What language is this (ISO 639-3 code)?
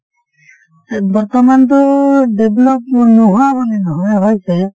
asm